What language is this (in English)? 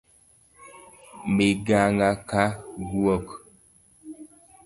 Luo (Kenya and Tanzania)